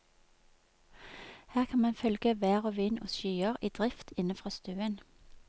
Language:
Norwegian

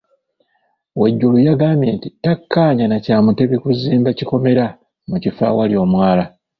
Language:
Ganda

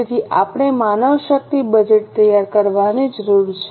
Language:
Gujarati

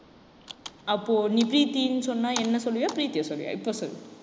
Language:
Tamil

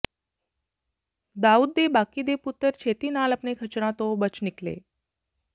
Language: Punjabi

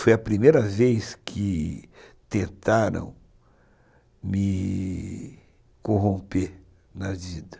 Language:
Portuguese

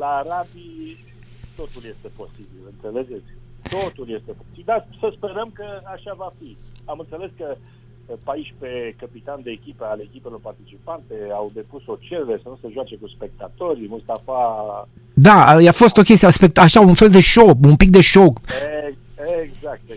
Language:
Romanian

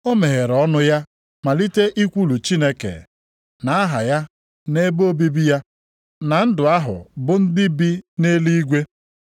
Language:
Igbo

